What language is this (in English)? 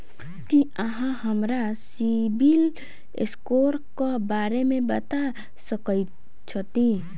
Maithili